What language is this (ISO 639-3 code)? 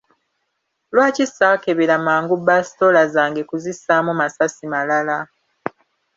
lug